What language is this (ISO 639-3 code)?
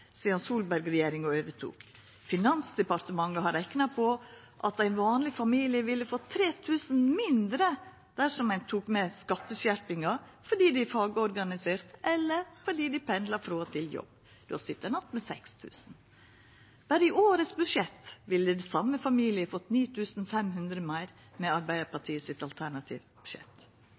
nno